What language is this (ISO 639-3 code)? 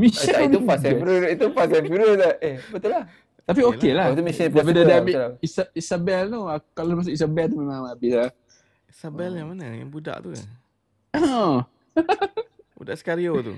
msa